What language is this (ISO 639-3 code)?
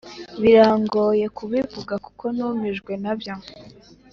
kin